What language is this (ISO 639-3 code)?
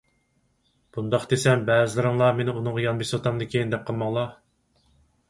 uig